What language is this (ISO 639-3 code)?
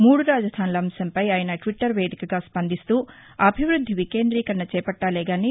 tel